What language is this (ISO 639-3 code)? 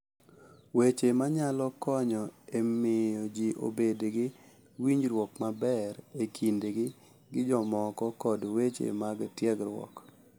luo